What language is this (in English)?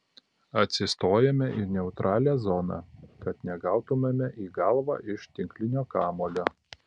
Lithuanian